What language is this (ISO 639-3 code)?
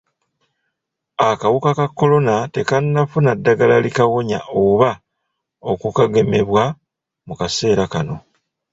lug